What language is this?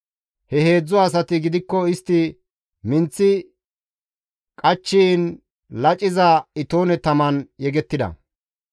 Gamo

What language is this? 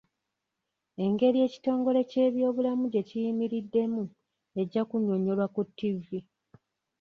Ganda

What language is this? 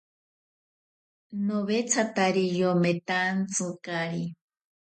Ashéninka Perené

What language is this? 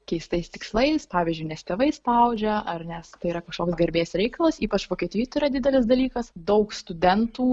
Lithuanian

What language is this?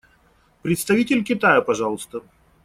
Russian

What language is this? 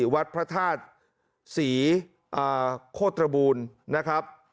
Thai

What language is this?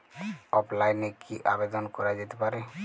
Bangla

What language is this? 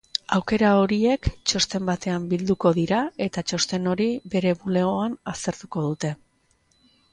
Basque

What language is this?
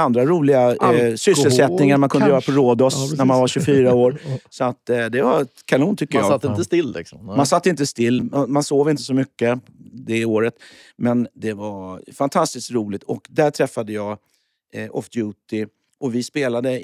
Swedish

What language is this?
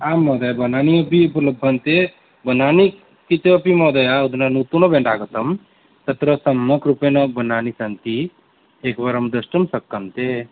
Sanskrit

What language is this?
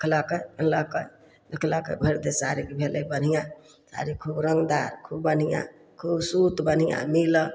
Maithili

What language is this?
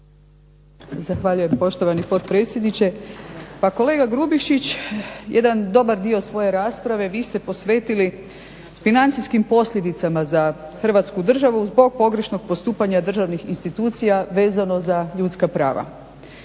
Croatian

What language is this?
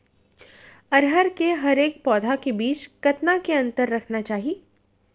Chhattisgarhi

